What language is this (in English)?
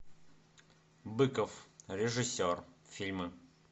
Russian